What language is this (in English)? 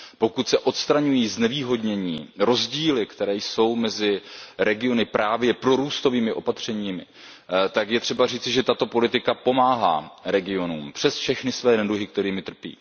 Czech